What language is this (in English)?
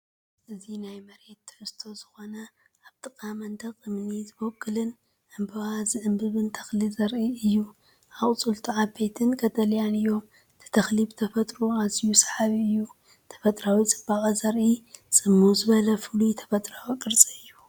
Tigrinya